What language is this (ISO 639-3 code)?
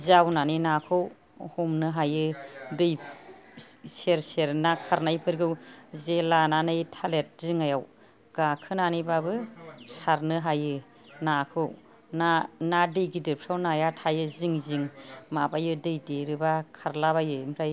brx